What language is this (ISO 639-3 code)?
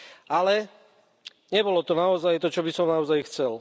slk